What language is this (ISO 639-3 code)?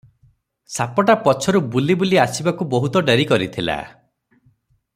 ori